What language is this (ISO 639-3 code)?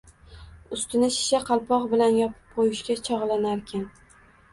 uzb